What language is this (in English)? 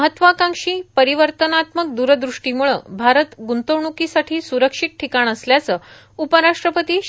Marathi